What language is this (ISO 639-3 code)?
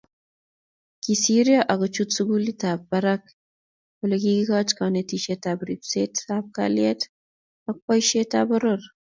kln